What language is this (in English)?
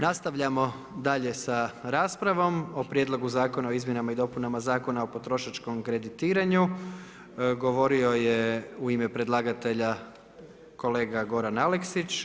Croatian